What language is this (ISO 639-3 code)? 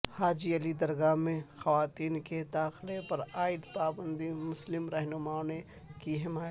urd